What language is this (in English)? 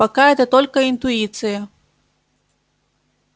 Russian